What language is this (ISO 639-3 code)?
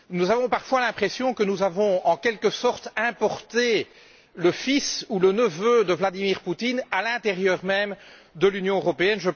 fra